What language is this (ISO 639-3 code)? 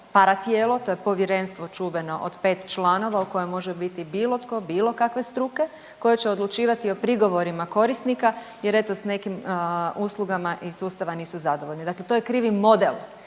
hrv